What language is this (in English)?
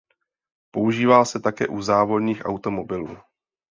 Czech